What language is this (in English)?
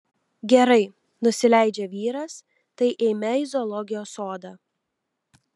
Lithuanian